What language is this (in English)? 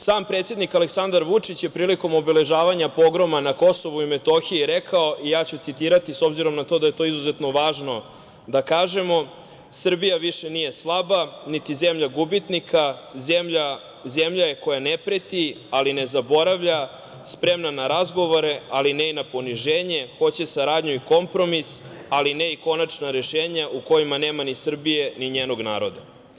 Serbian